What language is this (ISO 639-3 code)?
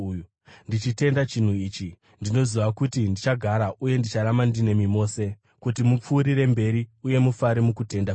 sna